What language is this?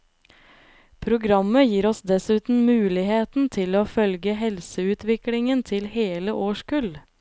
Norwegian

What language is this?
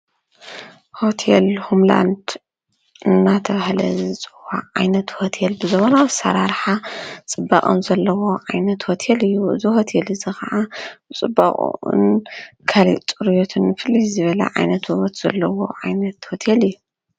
Tigrinya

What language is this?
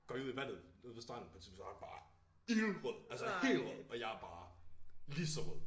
Danish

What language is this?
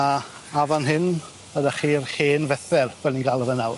Welsh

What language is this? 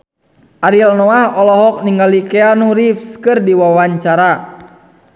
Sundanese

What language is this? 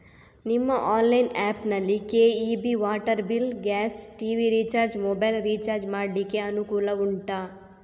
Kannada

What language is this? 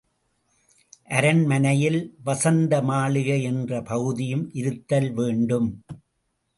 Tamil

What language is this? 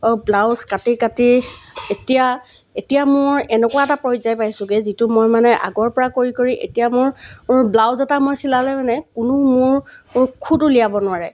Assamese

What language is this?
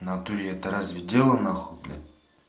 Russian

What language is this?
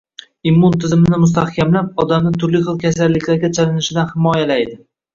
Uzbek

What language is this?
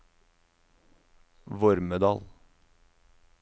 Norwegian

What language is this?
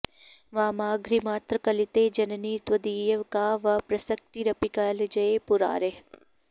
Sanskrit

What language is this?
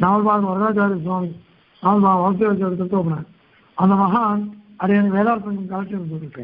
Turkish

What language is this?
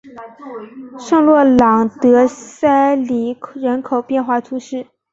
Chinese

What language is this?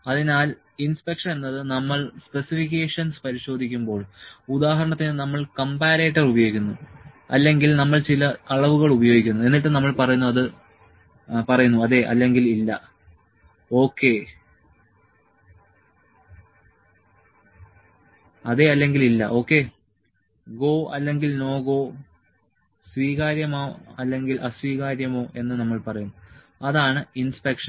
Malayalam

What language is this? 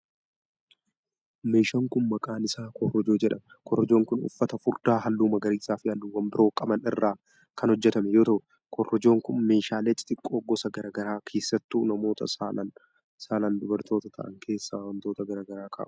Oromo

